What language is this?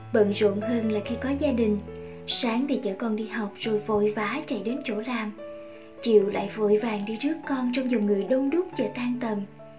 Vietnamese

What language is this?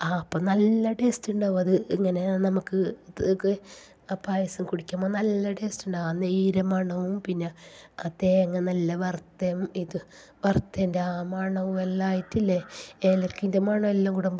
Malayalam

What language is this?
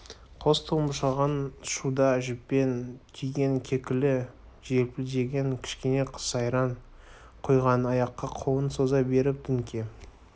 Kazakh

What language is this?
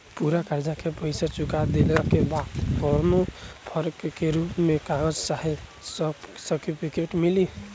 Bhojpuri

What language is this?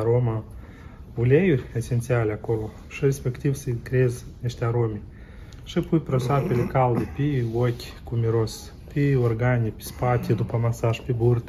Romanian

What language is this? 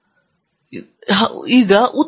Kannada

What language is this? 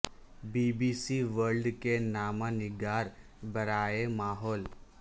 Urdu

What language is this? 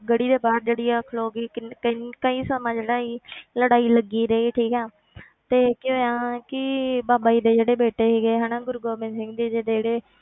Punjabi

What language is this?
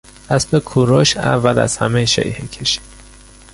Persian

